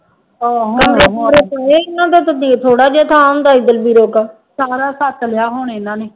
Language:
Punjabi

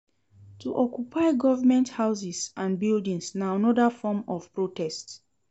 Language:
Nigerian Pidgin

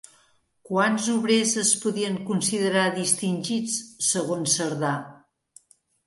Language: Catalan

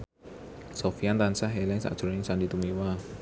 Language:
Javanese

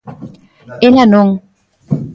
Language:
Galician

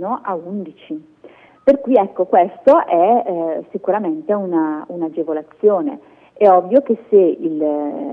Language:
Italian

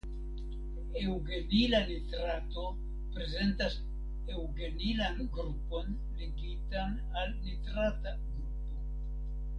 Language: Esperanto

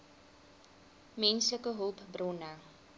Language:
Afrikaans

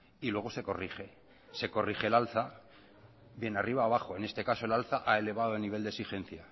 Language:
Spanish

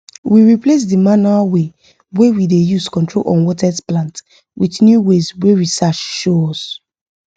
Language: Nigerian Pidgin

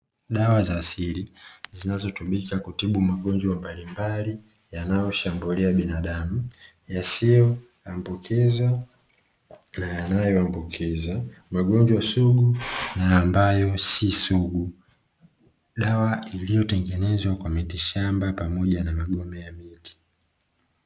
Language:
Swahili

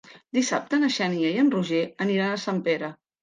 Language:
Catalan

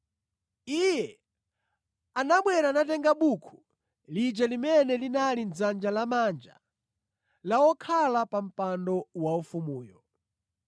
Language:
Nyanja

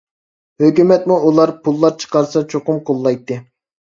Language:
Uyghur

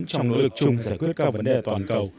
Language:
Vietnamese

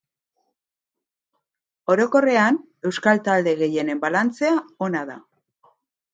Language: Basque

